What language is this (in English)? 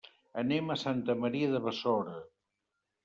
Catalan